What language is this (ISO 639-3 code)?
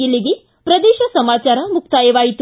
kan